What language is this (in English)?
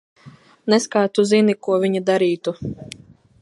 Latvian